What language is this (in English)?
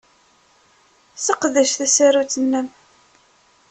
Kabyle